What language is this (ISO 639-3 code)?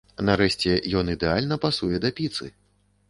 bel